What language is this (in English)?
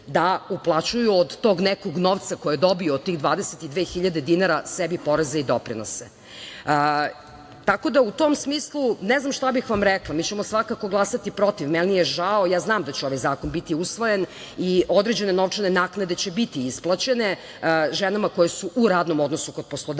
Serbian